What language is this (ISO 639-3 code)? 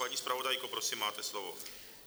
ces